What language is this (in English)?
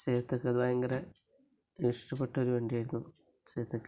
Malayalam